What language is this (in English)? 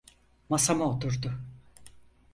Turkish